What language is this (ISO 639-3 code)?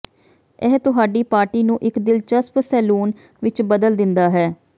pan